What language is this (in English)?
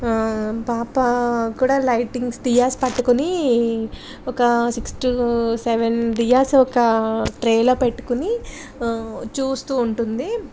Telugu